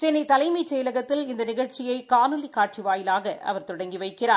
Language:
Tamil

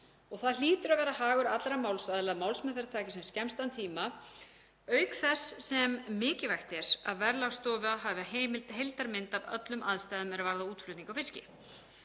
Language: Icelandic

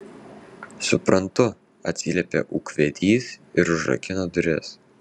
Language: Lithuanian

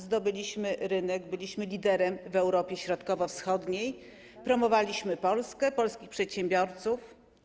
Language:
Polish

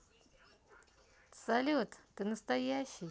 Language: Russian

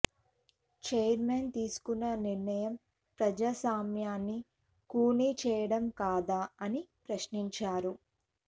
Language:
Telugu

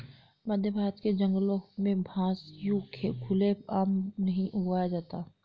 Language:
Hindi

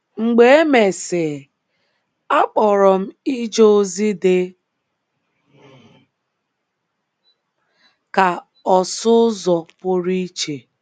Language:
Igbo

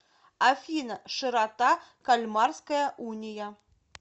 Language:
Russian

